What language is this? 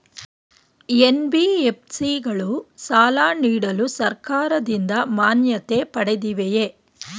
Kannada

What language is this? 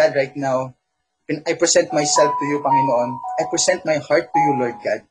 Filipino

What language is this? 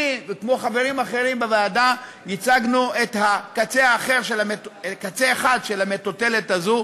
Hebrew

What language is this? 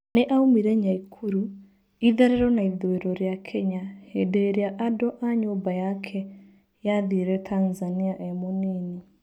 Kikuyu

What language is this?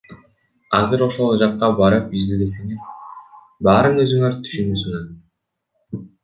Kyrgyz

